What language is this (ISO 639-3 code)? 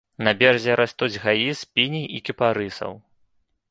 bel